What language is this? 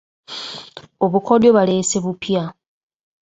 Ganda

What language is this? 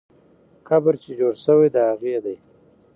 Pashto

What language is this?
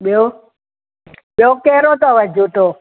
Sindhi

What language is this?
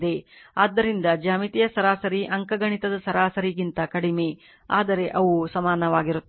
Kannada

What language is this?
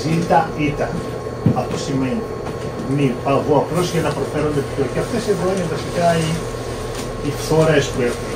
Greek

